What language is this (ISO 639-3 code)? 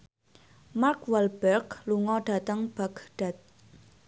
jav